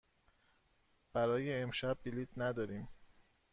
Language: Persian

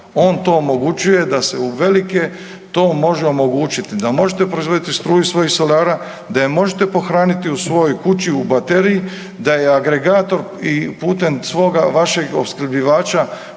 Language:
Croatian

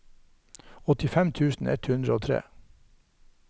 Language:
Norwegian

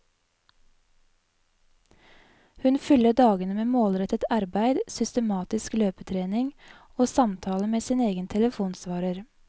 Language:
Norwegian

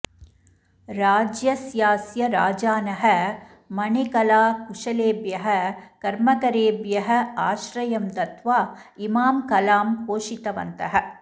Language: Sanskrit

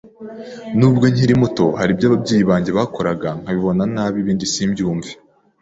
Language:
Kinyarwanda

